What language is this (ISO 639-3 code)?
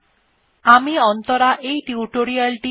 ben